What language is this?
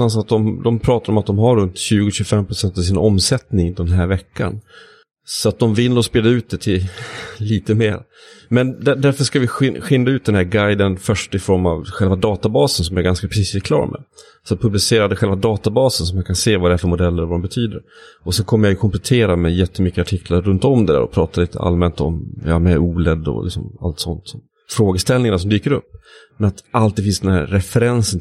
Swedish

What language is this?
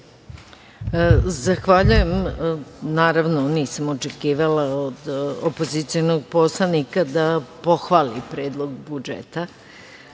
Serbian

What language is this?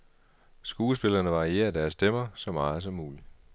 Danish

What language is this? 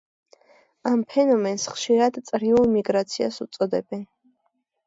Georgian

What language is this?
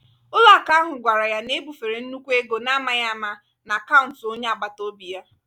Igbo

